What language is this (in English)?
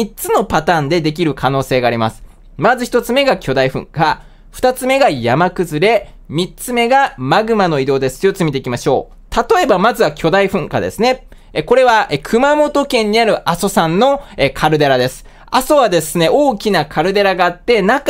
Japanese